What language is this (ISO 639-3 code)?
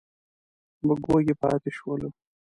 pus